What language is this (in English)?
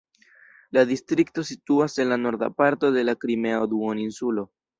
Esperanto